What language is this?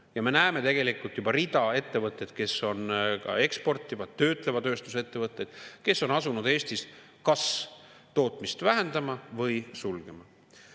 Estonian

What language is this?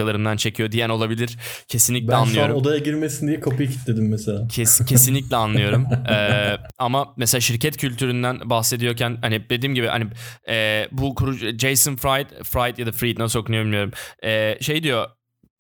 Turkish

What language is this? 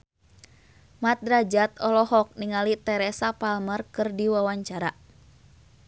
Sundanese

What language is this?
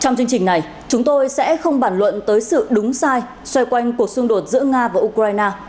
Vietnamese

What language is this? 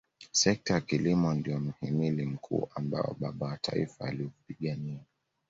Swahili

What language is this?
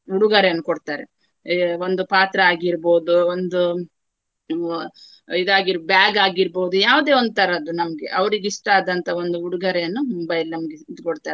Kannada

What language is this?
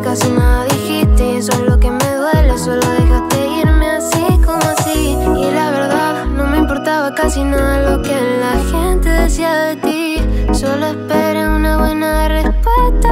Spanish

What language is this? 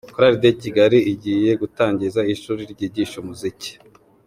Kinyarwanda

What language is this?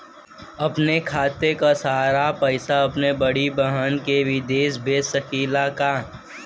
Bhojpuri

